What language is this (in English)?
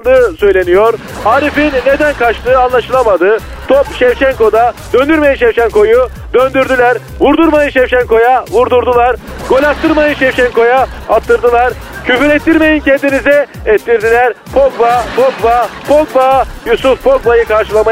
Turkish